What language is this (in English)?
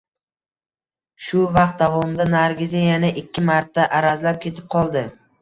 Uzbek